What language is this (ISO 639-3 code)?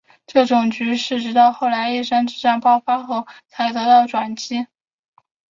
zho